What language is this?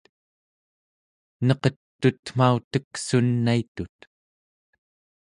Central Yupik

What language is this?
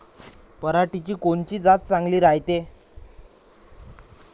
Marathi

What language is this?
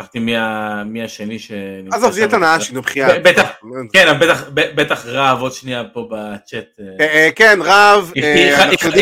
Hebrew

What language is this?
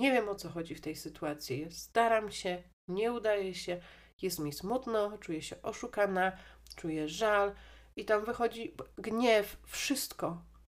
Polish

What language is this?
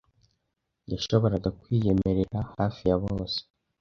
Kinyarwanda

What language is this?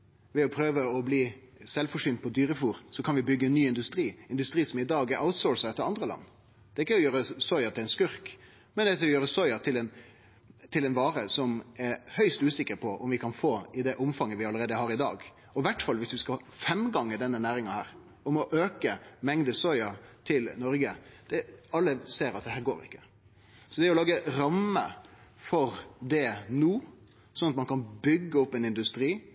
Norwegian Nynorsk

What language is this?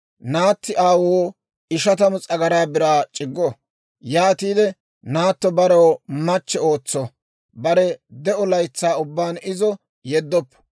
Dawro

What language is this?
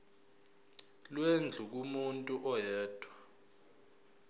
Zulu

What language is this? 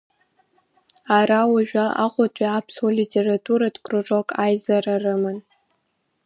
Abkhazian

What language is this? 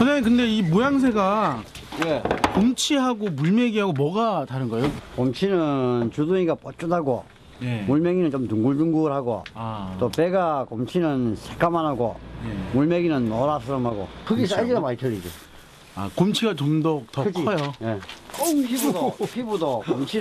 Korean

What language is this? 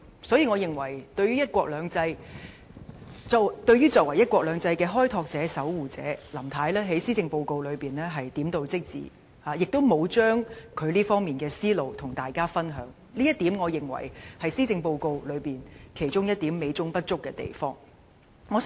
Cantonese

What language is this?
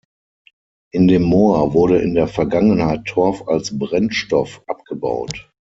German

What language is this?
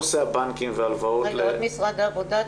Hebrew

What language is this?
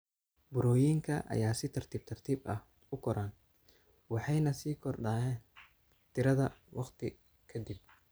Somali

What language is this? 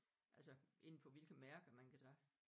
Danish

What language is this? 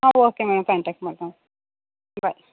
Kannada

